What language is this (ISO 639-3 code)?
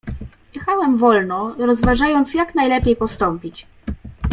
pol